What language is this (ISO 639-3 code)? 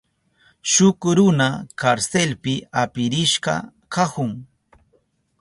qup